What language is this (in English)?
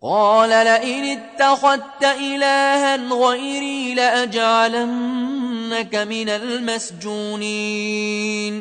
Arabic